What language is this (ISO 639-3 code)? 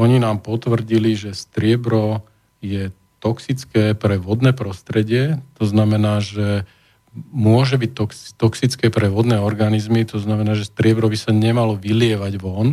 slk